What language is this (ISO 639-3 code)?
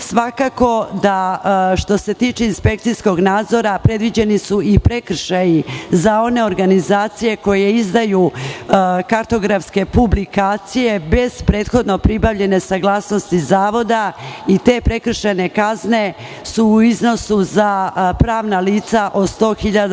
srp